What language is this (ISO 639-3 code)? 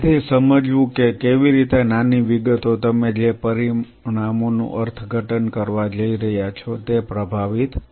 guj